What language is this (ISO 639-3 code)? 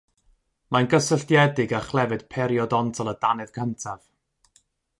cym